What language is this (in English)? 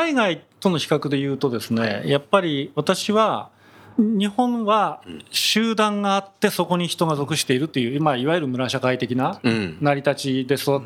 Japanese